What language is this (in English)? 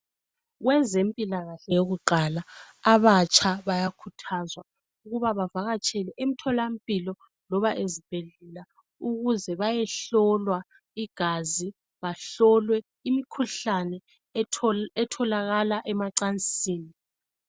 North Ndebele